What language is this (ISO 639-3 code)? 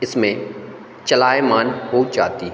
hin